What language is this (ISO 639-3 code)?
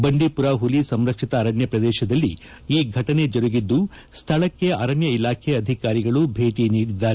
kan